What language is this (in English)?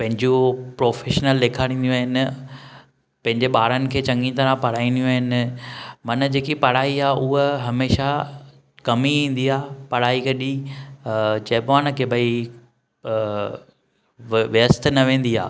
Sindhi